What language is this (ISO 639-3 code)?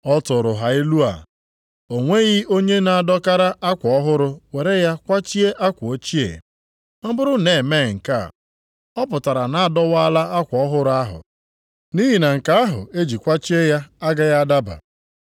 ibo